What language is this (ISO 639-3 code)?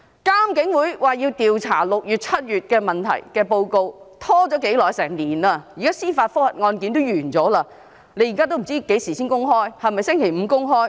yue